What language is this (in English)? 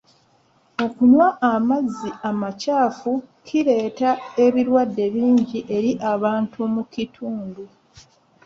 Ganda